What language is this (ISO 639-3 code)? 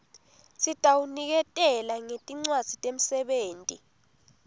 ssw